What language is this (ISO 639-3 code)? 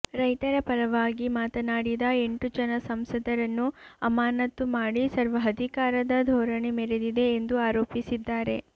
kan